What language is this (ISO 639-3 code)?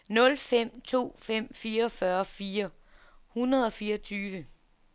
dan